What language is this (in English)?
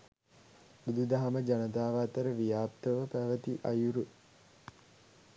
Sinhala